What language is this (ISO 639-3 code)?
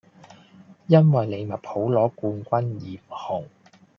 yue